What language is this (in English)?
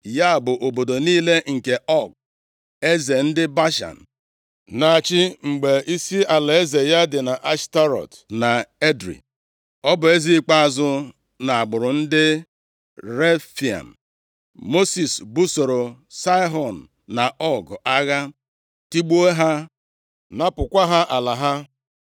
Igbo